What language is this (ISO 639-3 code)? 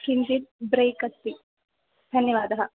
san